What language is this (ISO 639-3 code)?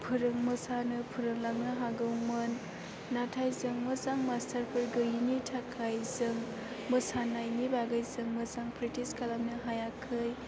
brx